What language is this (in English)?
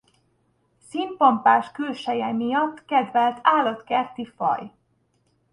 Hungarian